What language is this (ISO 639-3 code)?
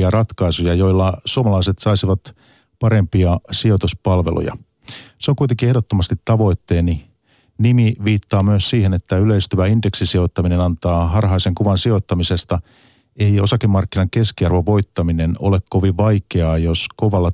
fin